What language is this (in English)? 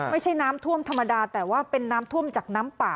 Thai